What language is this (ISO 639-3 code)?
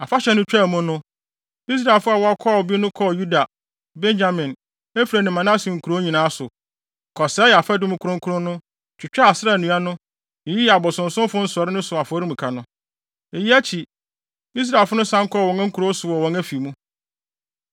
aka